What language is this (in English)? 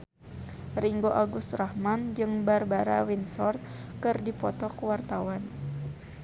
Sundanese